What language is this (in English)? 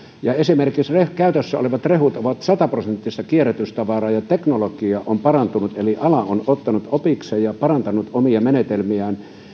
Finnish